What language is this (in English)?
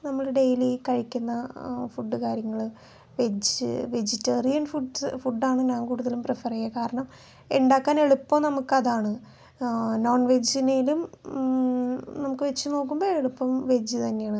Malayalam